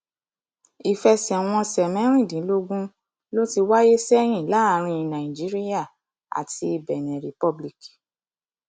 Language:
Yoruba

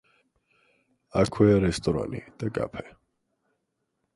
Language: Georgian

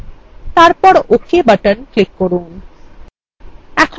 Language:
Bangla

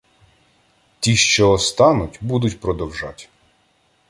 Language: Ukrainian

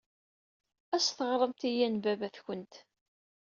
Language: Kabyle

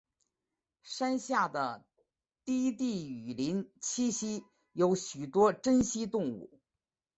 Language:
Chinese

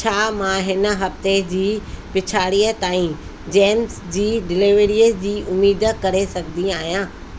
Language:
Sindhi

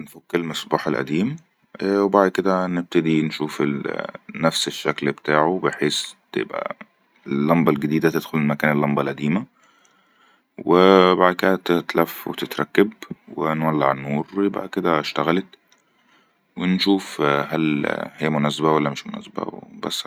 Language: Egyptian Arabic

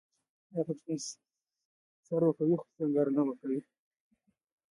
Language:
Pashto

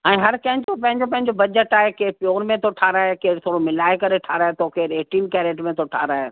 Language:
Sindhi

